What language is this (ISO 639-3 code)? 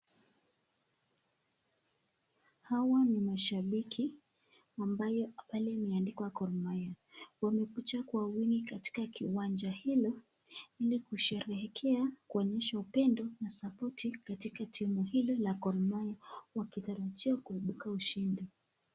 swa